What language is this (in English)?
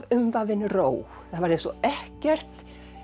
Icelandic